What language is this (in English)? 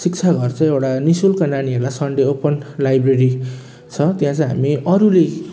Nepali